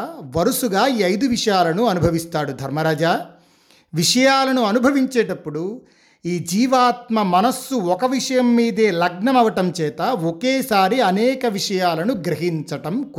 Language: Telugu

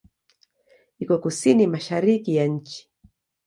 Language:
Swahili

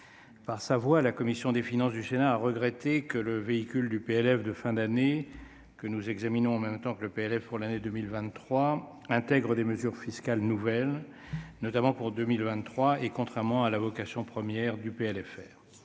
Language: French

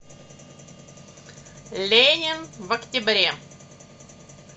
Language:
Russian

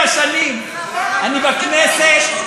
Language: Hebrew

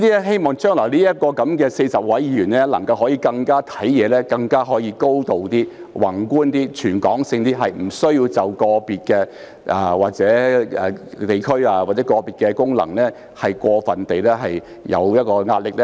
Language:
Cantonese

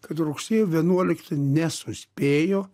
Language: Lithuanian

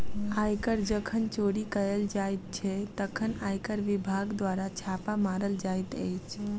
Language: Maithili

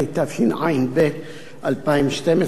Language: Hebrew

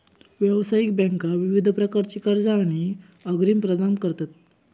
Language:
Marathi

